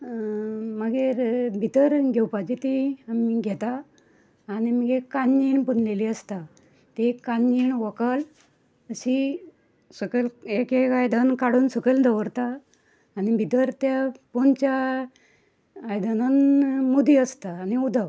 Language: Konkani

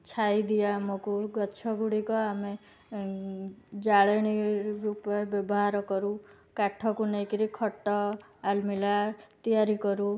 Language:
Odia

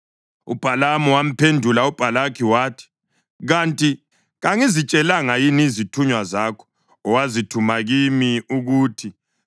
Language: North Ndebele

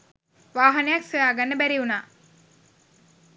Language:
Sinhala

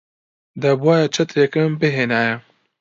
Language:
Central Kurdish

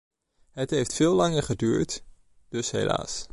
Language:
Dutch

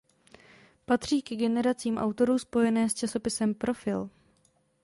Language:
Czech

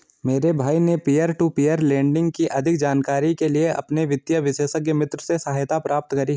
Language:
Hindi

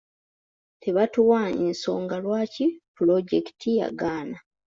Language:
Ganda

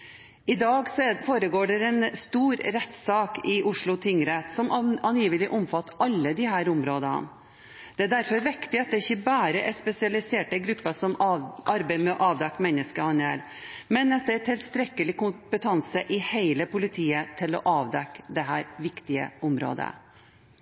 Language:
Norwegian Bokmål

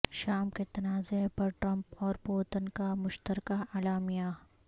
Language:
Urdu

